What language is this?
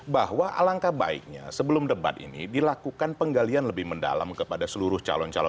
Indonesian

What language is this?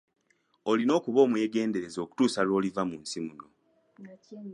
Ganda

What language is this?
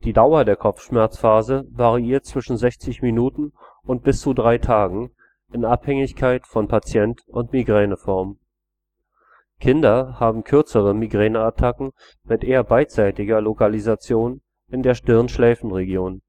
German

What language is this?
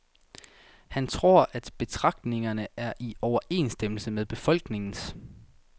Danish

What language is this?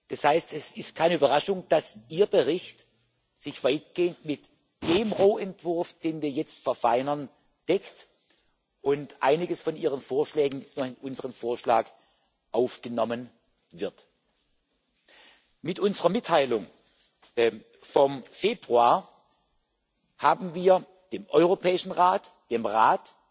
German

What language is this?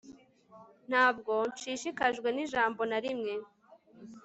Kinyarwanda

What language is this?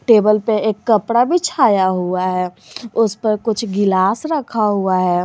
Hindi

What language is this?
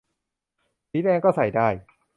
Thai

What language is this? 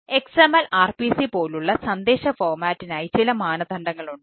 Malayalam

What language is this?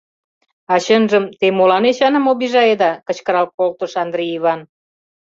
Mari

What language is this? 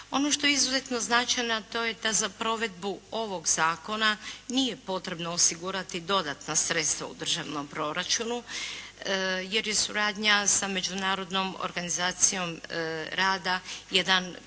Croatian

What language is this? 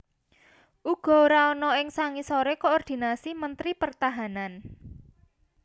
Javanese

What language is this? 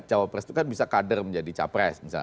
Indonesian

